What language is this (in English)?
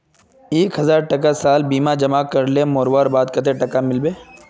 Magahi